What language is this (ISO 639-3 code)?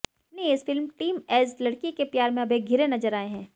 hin